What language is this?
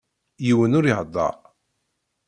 Kabyle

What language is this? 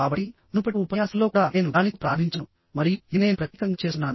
Telugu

